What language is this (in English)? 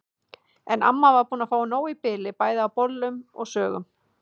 Icelandic